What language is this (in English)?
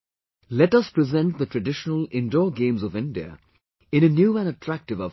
English